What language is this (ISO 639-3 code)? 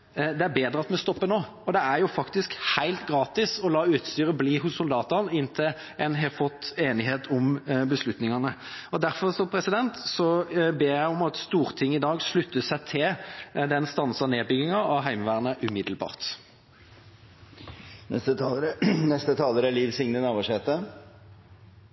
nor